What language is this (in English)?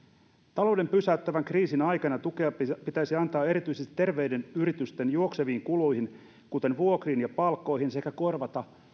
Finnish